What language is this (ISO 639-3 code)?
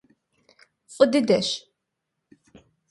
kbd